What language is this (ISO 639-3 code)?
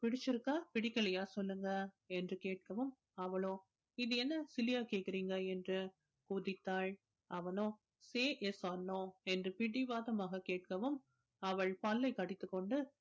tam